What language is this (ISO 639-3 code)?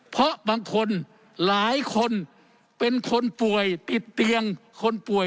tha